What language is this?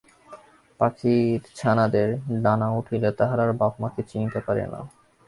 Bangla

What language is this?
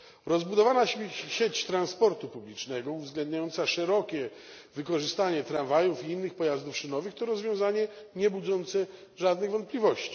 Polish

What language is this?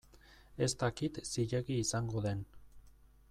Basque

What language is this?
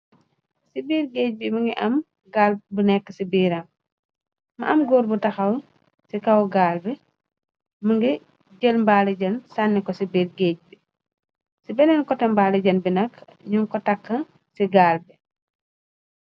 Wolof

